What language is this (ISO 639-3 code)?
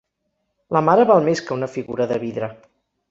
cat